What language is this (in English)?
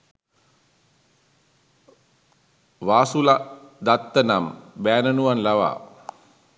Sinhala